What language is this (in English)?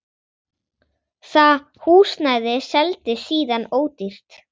Icelandic